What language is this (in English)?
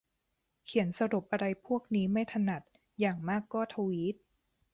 Thai